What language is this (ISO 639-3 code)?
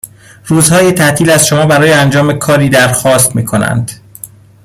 fas